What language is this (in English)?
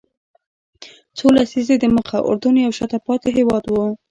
Pashto